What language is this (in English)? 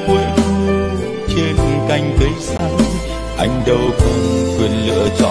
Vietnamese